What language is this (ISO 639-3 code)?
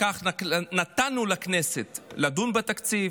heb